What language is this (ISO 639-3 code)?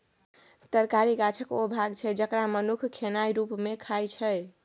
mai